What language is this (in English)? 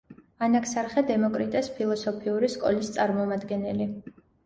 Georgian